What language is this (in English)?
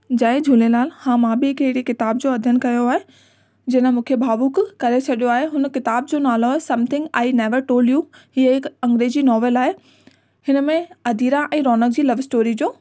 Sindhi